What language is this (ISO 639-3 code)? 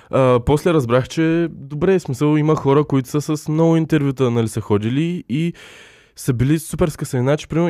bul